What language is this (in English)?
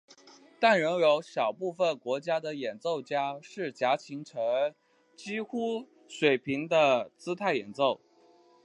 Chinese